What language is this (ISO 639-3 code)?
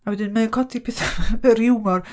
cym